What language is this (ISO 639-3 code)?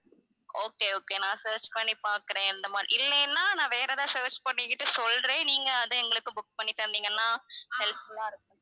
tam